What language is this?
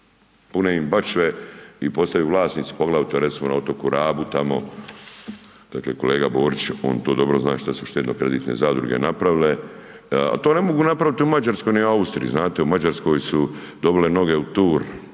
Croatian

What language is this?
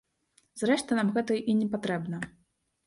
Belarusian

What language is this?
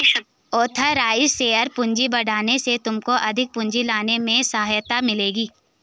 Hindi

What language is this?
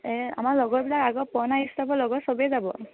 Assamese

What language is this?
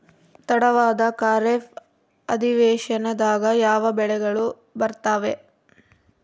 Kannada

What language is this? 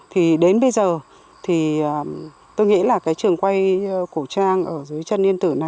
Vietnamese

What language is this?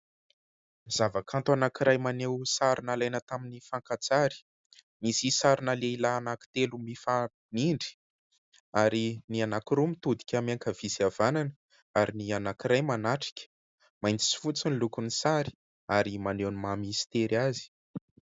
Malagasy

